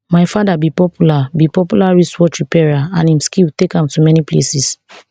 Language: Nigerian Pidgin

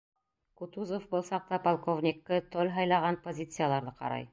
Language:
Bashkir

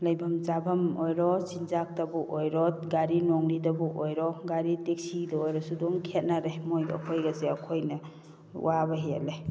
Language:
Manipuri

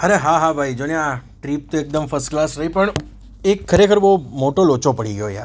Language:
Gujarati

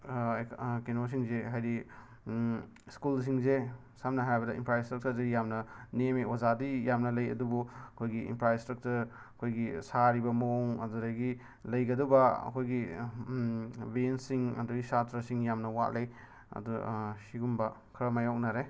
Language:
Manipuri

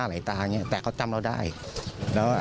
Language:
Thai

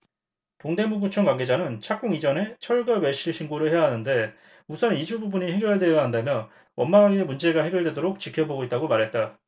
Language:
Korean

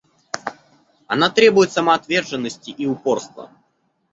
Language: Russian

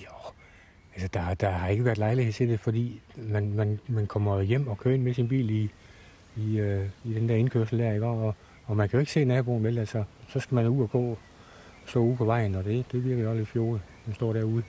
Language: Danish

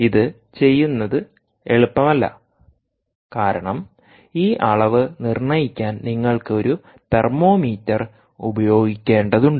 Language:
Malayalam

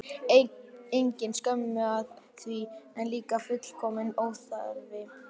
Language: Icelandic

